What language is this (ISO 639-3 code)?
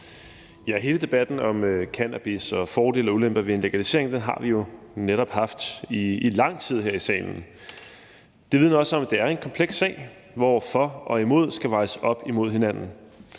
dan